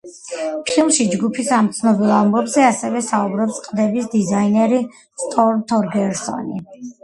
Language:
Georgian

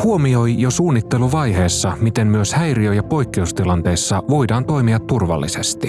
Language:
Finnish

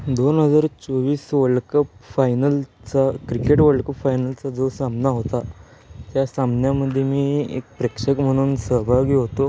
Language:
Marathi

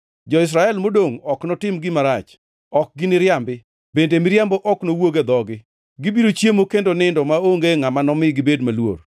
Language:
Luo (Kenya and Tanzania)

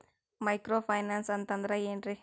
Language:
Kannada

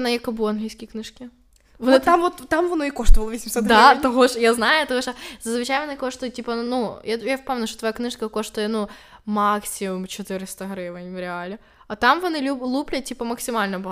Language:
Ukrainian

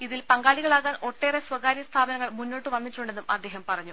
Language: Malayalam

